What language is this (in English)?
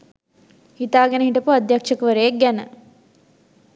Sinhala